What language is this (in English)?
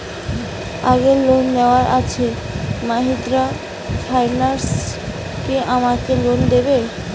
Bangla